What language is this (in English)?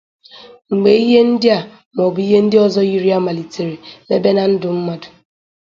Igbo